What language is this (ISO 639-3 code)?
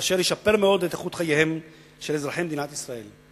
heb